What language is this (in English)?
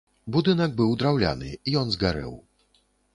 Belarusian